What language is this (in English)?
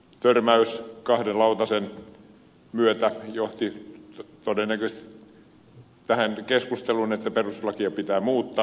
Finnish